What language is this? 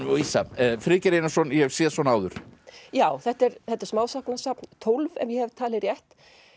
Icelandic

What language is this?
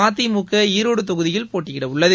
Tamil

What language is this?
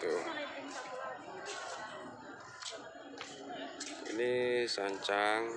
Indonesian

